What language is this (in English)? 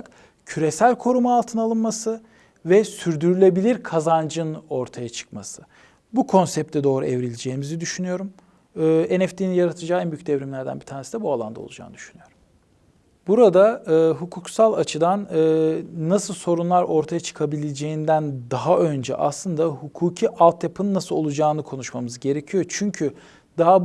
Turkish